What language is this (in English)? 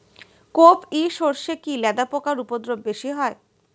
Bangla